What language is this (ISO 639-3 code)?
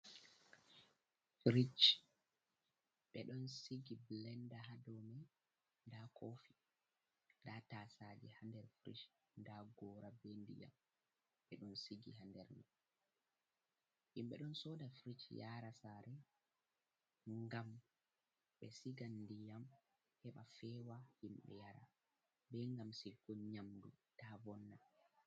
ful